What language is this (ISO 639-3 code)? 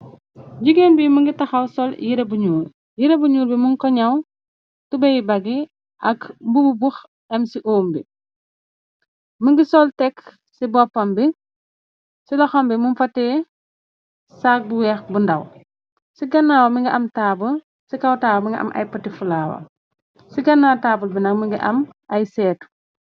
wol